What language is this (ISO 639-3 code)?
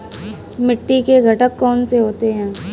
hin